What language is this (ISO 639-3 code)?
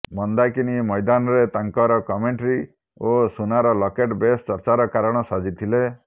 ori